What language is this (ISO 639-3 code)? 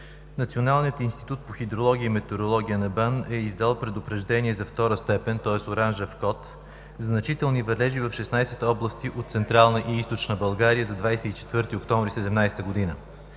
bul